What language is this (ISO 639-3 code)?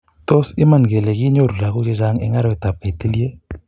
kln